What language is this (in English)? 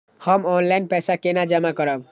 Maithili